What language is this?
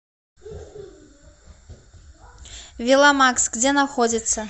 Russian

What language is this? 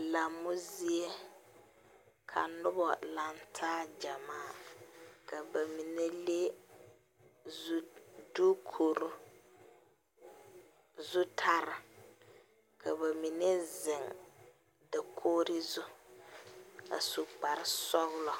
Southern Dagaare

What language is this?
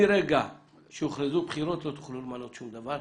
Hebrew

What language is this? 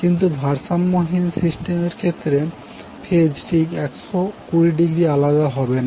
Bangla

